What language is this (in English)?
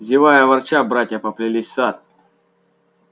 Russian